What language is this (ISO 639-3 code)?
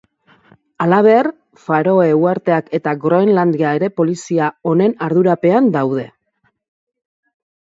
eus